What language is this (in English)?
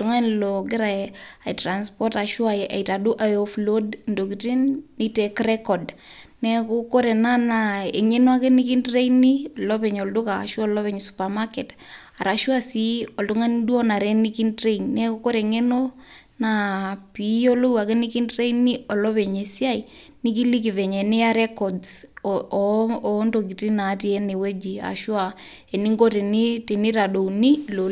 Masai